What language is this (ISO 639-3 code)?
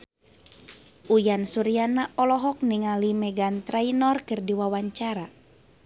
sun